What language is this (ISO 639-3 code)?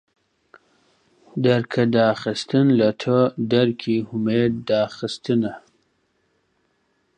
ckb